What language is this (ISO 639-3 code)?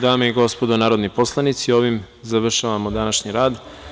srp